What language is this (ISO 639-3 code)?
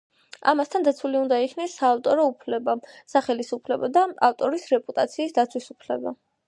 kat